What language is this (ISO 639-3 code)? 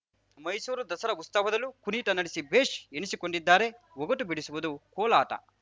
kan